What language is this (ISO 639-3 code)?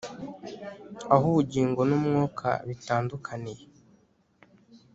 kin